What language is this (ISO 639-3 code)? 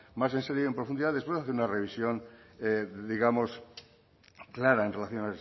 spa